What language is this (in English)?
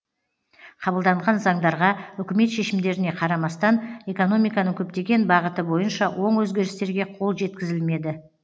Kazakh